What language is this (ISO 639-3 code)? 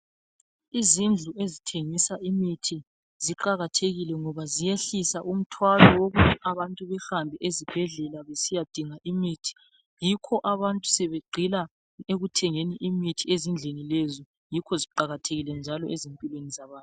nde